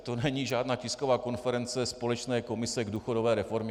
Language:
Czech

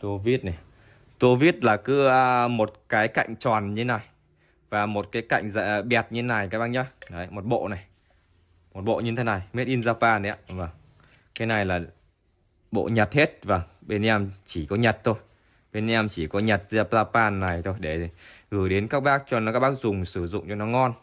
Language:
Vietnamese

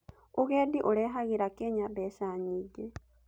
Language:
Kikuyu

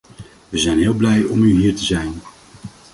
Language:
Dutch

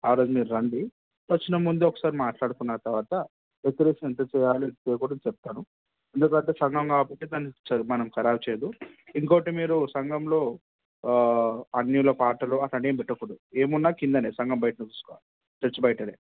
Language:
Telugu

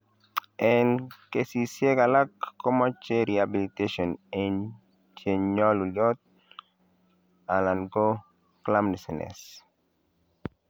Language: Kalenjin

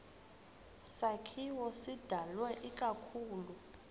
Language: Xhosa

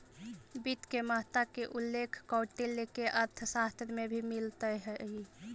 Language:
Magahi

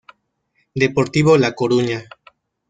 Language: Spanish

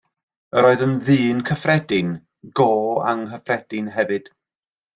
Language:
Welsh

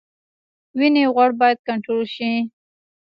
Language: Pashto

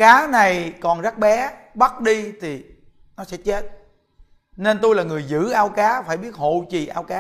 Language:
Vietnamese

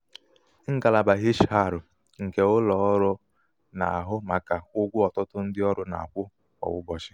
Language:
Igbo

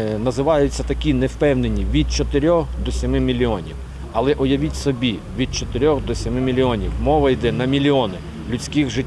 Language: Ukrainian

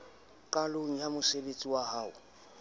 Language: Southern Sotho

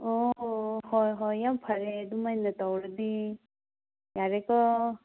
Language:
Manipuri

